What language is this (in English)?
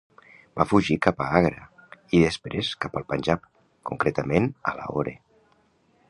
Catalan